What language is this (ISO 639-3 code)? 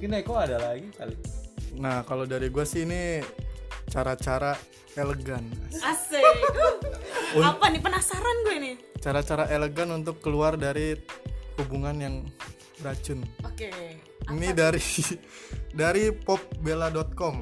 ind